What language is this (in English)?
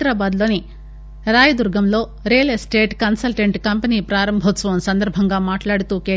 Telugu